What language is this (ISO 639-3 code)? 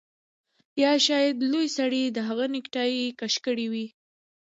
pus